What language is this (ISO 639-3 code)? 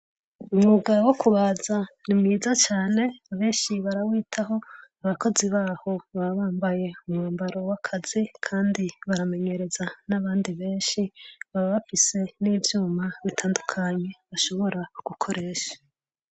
run